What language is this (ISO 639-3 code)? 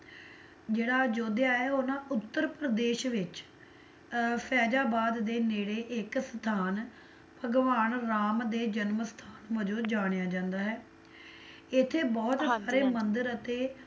pan